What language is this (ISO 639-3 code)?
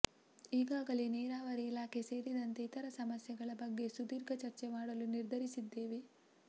kan